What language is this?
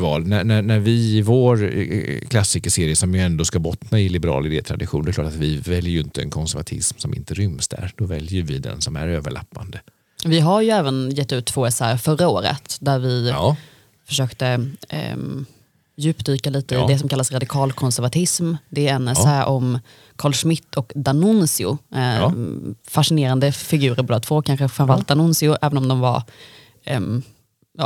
Swedish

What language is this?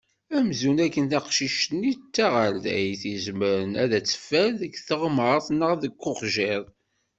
Kabyle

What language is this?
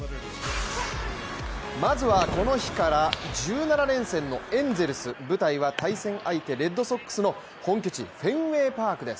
Japanese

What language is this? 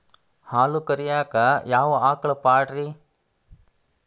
Kannada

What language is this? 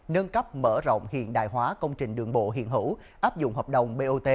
Vietnamese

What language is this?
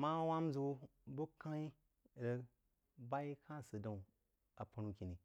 Jiba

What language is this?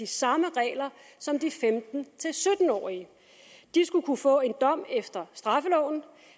Danish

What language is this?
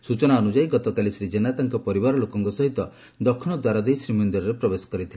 Odia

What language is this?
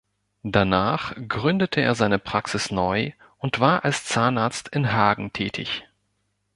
German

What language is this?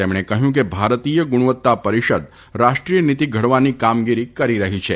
Gujarati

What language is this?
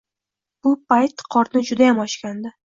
Uzbek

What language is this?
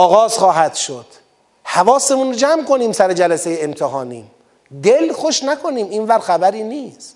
Persian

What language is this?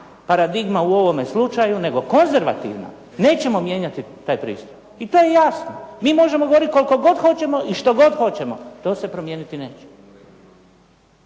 Croatian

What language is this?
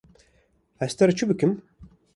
Kurdish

